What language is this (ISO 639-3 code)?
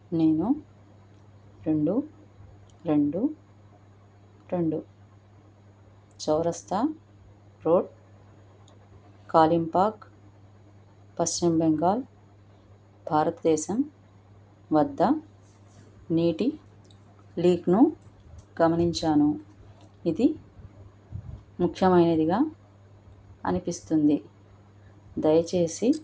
tel